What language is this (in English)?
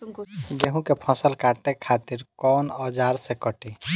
Bhojpuri